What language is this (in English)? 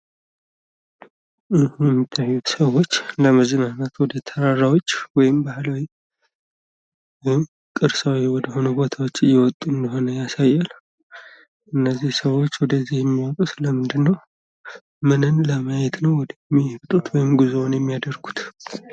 Amharic